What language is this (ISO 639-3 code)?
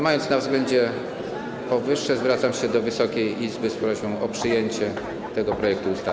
pol